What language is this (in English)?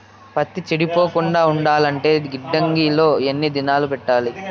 Telugu